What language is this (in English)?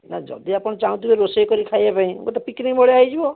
Odia